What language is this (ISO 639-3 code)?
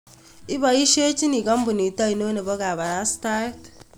kln